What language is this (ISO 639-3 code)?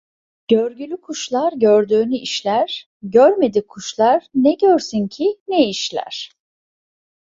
tur